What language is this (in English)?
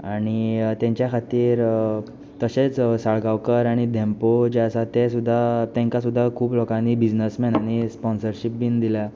Konkani